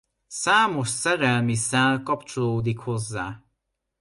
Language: Hungarian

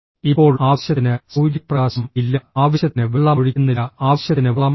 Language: Malayalam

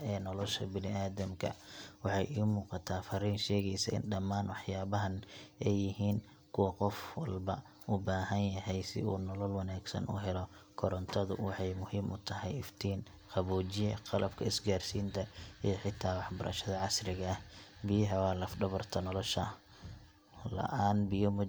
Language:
Somali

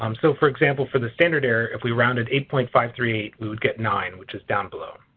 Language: English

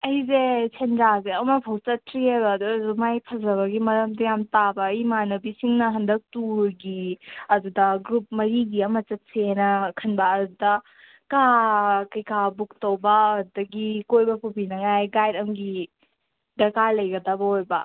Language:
Manipuri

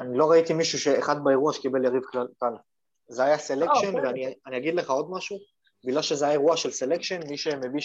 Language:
Hebrew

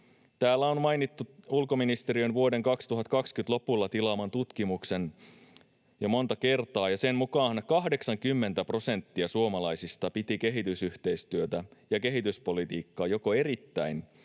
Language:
Finnish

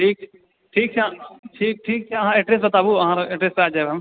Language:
Maithili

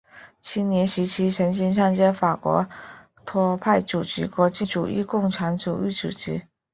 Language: Chinese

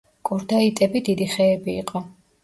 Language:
Georgian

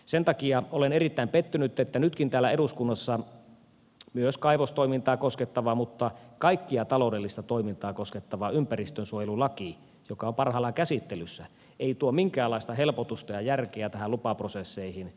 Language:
Finnish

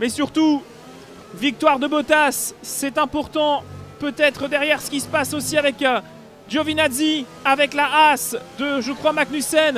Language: French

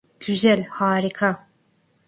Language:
Turkish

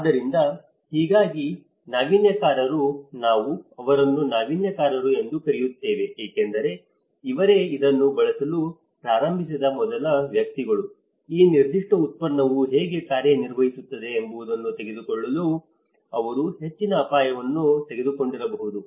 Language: Kannada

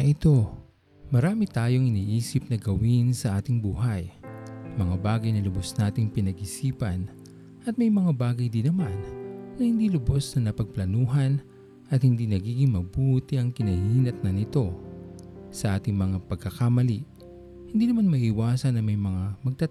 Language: Filipino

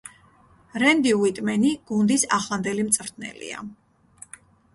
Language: Georgian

